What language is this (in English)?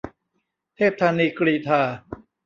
Thai